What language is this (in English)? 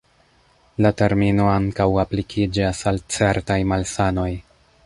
Esperanto